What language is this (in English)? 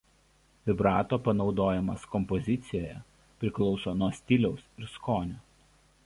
Lithuanian